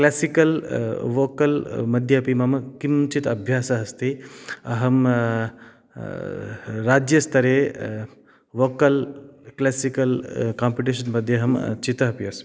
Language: Sanskrit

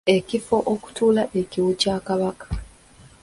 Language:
Ganda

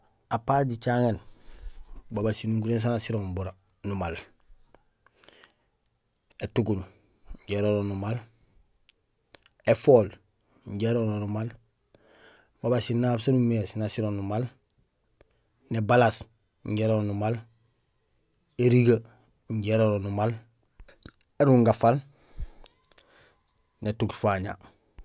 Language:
Gusilay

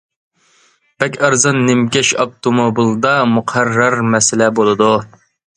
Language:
Uyghur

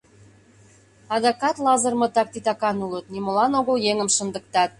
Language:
Mari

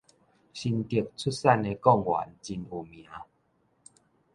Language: Min Nan Chinese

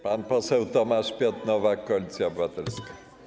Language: Polish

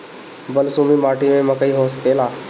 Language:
Bhojpuri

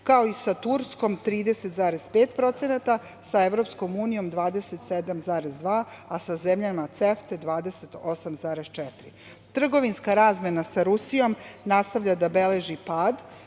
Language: Serbian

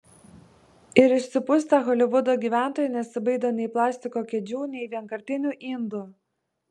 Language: Lithuanian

